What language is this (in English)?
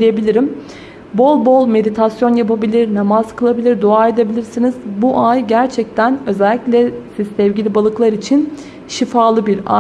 Turkish